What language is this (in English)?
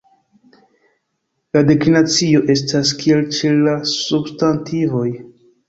Esperanto